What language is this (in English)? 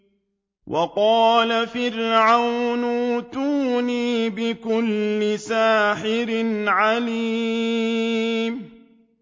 Arabic